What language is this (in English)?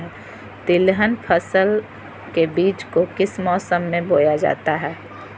Magahi